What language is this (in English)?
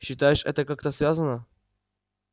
Russian